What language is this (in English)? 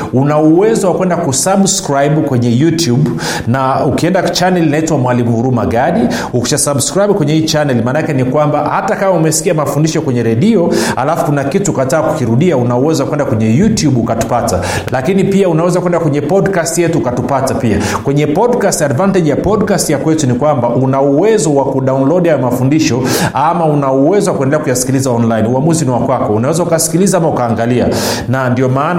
Swahili